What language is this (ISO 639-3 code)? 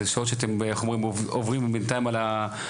heb